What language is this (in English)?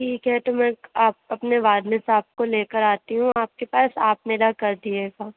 Urdu